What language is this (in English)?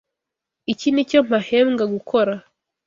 Kinyarwanda